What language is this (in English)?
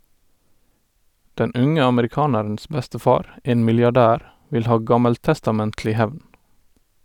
Norwegian